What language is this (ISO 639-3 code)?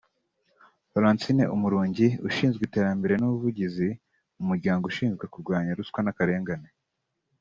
kin